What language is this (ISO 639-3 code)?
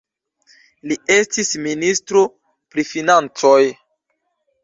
epo